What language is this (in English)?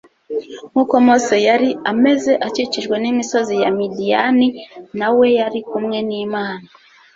Kinyarwanda